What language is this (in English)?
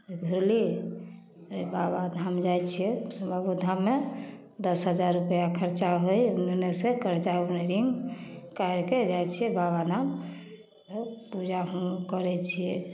Maithili